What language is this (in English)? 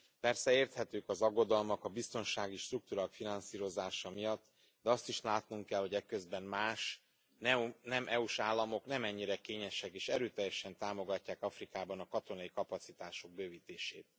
Hungarian